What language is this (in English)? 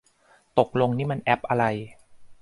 Thai